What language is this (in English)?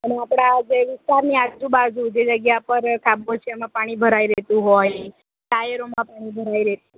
Gujarati